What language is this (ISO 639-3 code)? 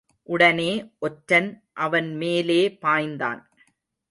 tam